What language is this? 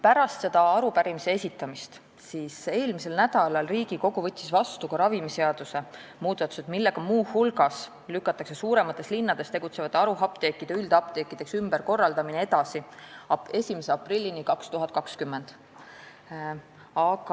Estonian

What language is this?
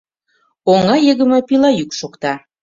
Mari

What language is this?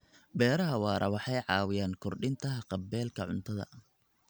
Somali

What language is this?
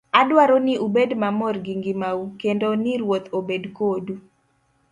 Luo (Kenya and Tanzania)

